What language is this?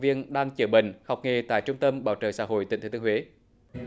Vietnamese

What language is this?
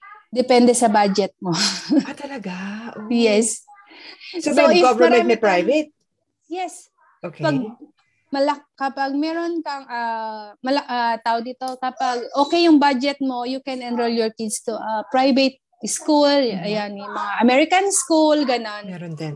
Filipino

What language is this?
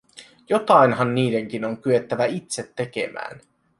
Finnish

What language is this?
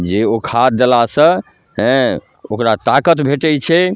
Maithili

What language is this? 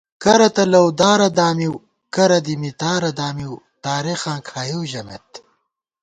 Gawar-Bati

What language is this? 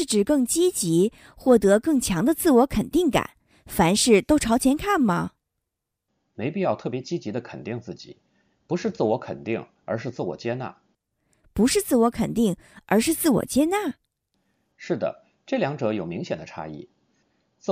Chinese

